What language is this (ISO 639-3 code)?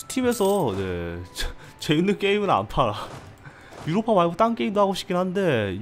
kor